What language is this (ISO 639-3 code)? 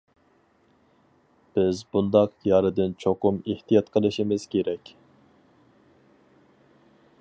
uig